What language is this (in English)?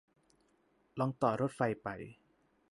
Thai